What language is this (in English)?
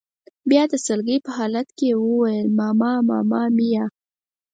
Pashto